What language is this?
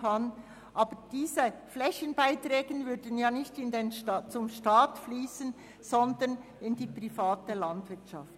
Swiss German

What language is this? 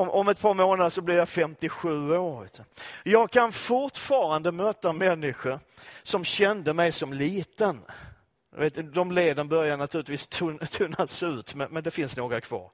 Swedish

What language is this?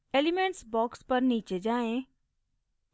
Hindi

